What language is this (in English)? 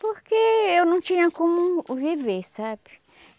Portuguese